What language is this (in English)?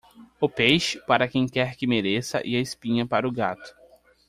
Portuguese